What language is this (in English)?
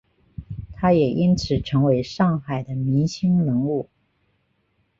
Chinese